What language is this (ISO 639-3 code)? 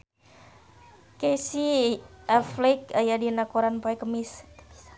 sun